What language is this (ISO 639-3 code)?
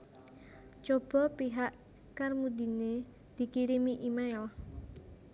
jav